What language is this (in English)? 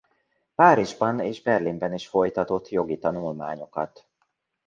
Hungarian